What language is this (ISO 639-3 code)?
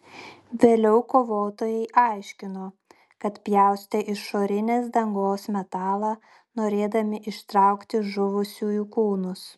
lit